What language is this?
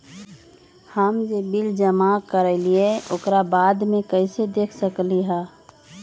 Magahi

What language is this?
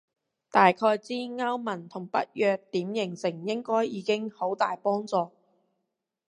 Cantonese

